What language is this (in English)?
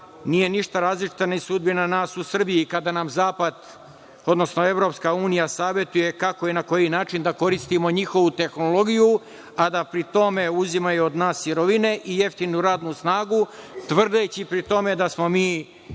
Serbian